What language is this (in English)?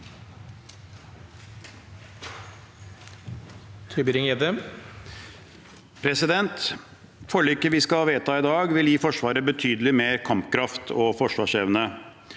Norwegian